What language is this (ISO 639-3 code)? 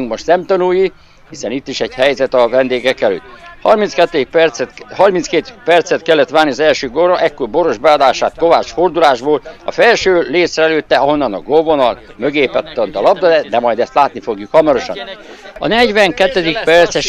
hun